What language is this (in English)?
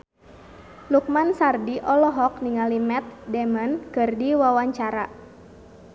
Sundanese